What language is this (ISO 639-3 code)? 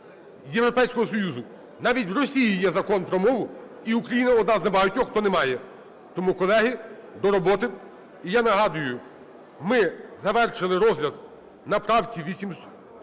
ukr